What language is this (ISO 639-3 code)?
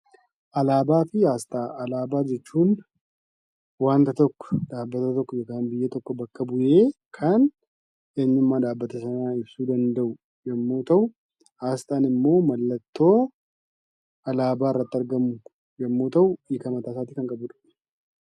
orm